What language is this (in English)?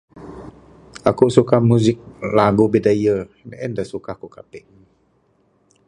Bukar-Sadung Bidayuh